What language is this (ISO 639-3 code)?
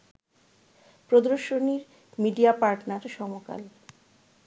ben